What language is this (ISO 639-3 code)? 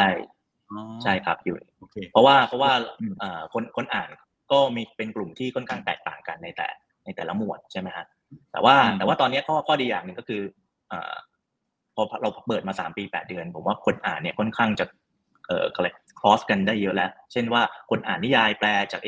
tha